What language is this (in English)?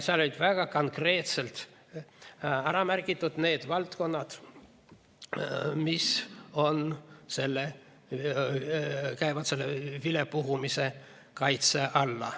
Estonian